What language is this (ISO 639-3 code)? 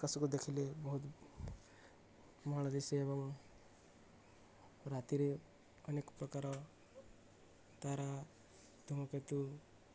ori